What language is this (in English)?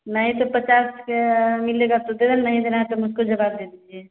Hindi